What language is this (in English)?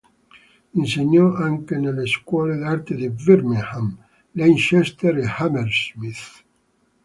Italian